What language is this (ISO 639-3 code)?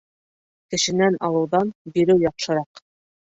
bak